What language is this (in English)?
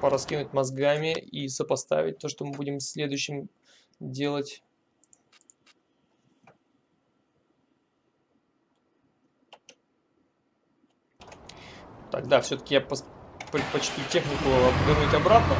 Russian